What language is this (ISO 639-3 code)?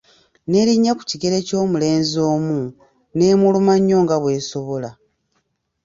lug